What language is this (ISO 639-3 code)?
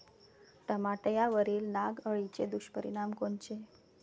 mar